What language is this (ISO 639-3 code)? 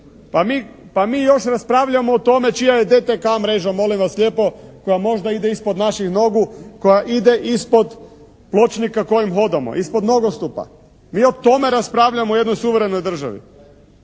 hrv